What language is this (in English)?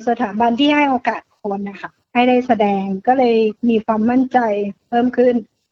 Thai